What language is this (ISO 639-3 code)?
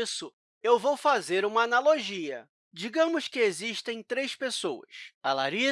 por